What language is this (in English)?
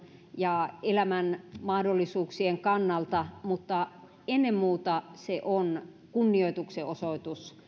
Finnish